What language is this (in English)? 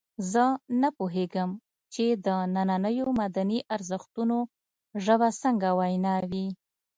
Pashto